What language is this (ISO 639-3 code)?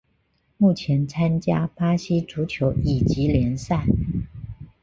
zho